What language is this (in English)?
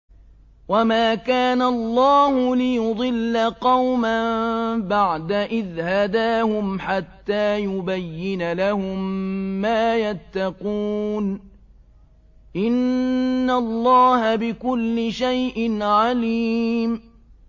Arabic